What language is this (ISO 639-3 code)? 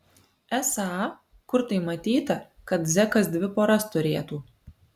lit